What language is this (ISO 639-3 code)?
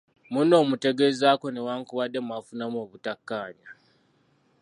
lug